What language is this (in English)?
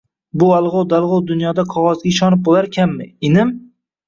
Uzbek